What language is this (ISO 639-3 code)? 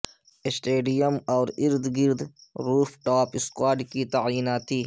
urd